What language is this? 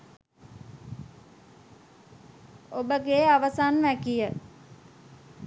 Sinhala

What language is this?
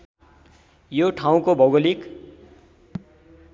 Nepali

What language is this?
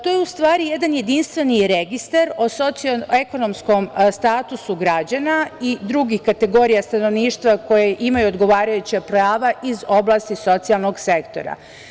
Serbian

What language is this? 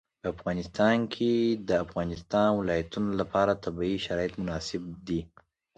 Pashto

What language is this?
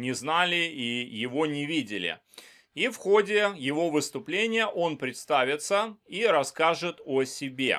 Russian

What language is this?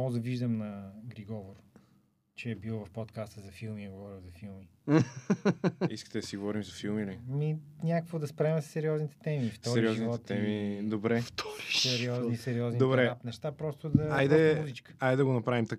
Bulgarian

